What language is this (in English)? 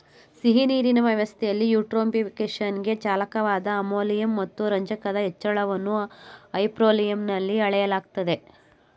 Kannada